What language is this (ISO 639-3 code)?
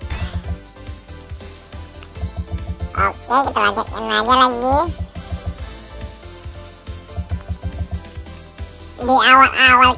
ind